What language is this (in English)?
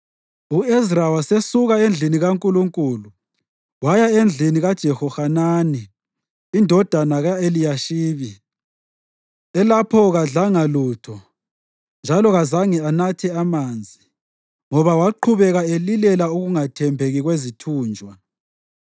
North Ndebele